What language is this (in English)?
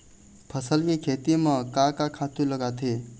Chhattisgarhi